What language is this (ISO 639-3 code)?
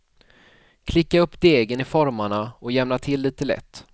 swe